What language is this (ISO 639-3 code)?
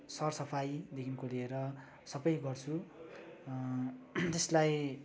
nep